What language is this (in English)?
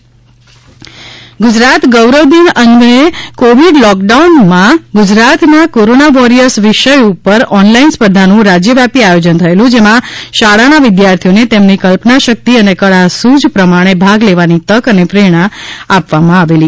Gujarati